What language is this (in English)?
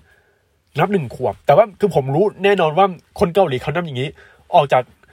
Thai